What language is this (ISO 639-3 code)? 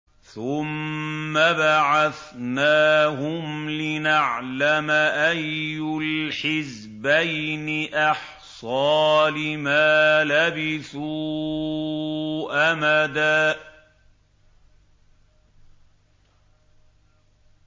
ara